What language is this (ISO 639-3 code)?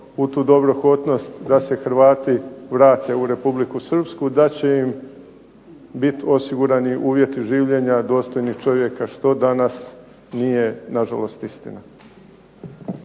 hrv